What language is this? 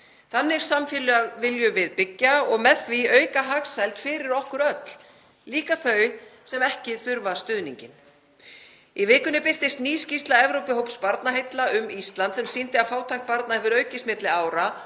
Icelandic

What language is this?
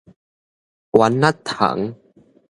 Min Nan Chinese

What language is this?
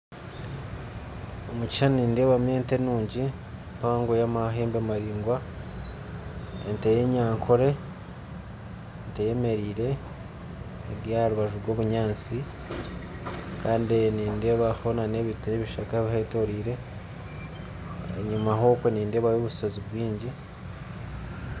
Nyankole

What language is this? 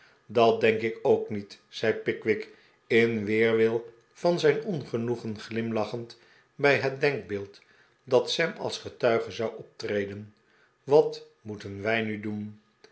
Dutch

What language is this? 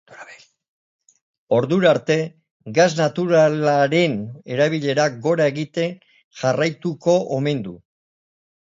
Basque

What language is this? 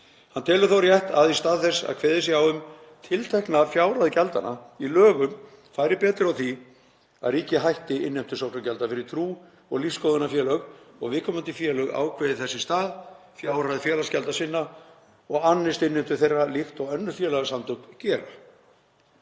Icelandic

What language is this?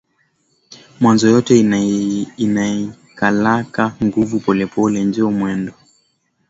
Swahili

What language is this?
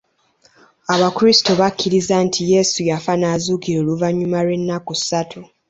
Ganda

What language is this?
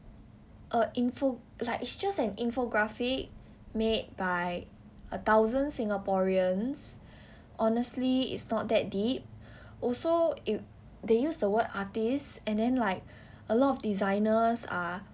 English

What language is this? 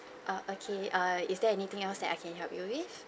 English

